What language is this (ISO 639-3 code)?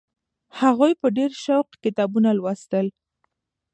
pus